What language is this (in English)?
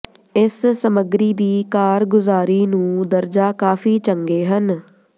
Punjabi